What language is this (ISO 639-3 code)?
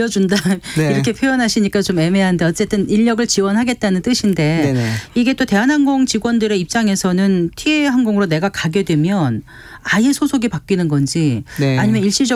kor